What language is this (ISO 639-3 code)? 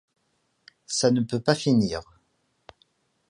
fra